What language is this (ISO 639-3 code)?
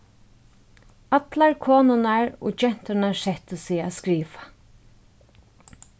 fao